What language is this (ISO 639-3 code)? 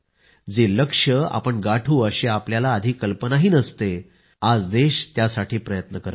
mar